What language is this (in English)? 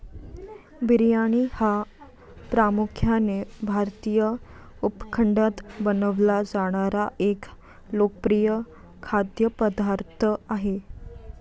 Marathi